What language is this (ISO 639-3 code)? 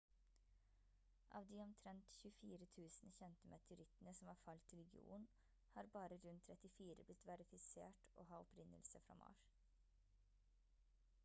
nob